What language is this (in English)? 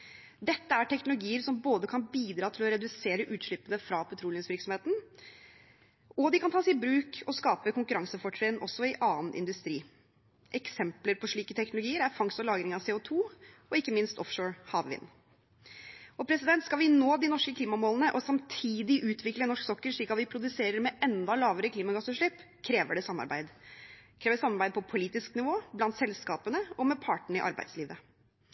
Norwegian Bokmål